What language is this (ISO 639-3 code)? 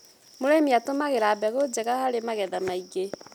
kik